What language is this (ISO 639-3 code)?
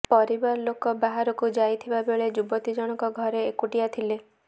ori